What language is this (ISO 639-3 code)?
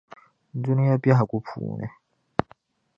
dag